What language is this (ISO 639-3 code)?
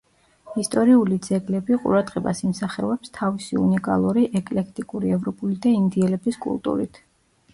kat